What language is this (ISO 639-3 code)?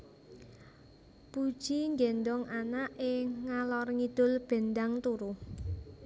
jav